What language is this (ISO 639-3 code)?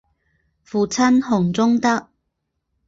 zho